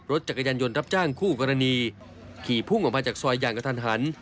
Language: Thai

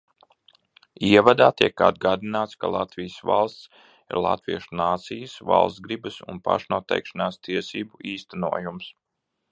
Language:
Latvian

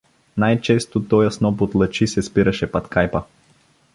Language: Bulgarian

